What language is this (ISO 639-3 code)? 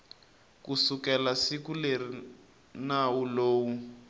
tso